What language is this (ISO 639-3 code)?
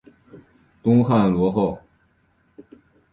zho